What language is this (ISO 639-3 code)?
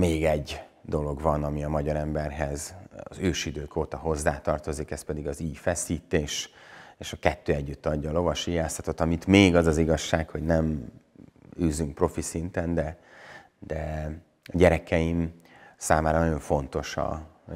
hun